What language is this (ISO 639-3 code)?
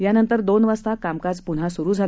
mar